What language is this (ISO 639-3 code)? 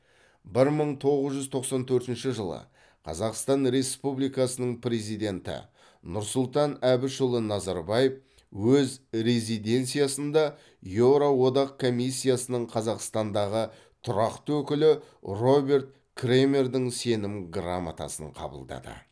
kaz